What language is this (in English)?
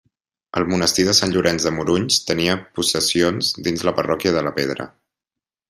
Catalan